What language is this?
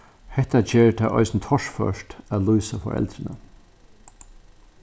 Faroese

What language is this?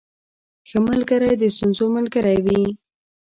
Pashto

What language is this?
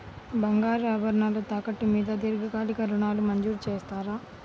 Telugu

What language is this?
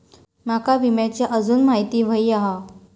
Marathi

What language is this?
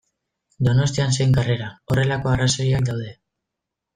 Basque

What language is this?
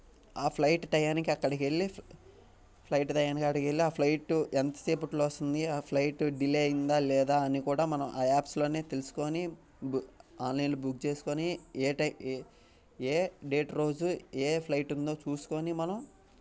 Telugu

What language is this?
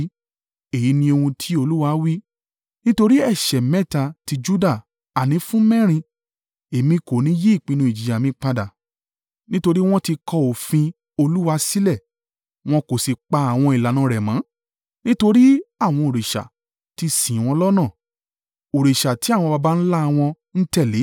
Yoruba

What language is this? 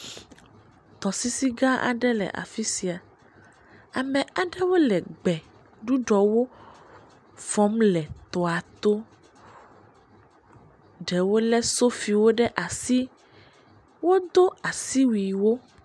Ewe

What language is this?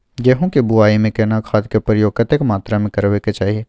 Maithili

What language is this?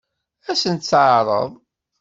Kabyle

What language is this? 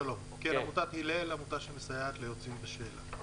Hebrew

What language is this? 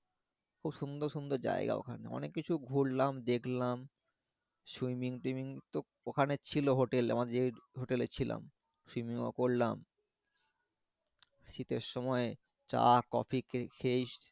Bangla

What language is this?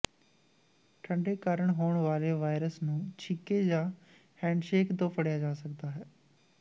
Punjabi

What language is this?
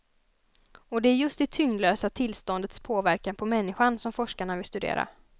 Swedish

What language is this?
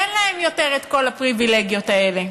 Hebrew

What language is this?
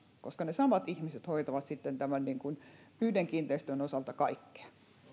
Finnish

